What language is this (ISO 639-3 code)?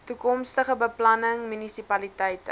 afr